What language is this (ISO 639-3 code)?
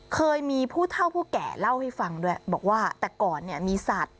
tha